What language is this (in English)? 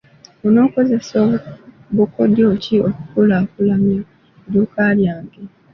Ganda